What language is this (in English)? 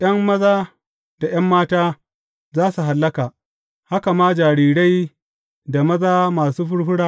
Hausa